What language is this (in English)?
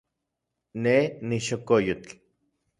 Central Puebla Nahuatl